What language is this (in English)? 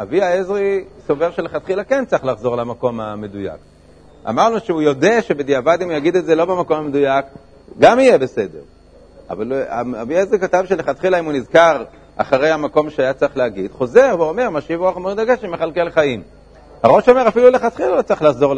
Hebrew